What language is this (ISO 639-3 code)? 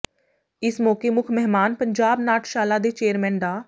pan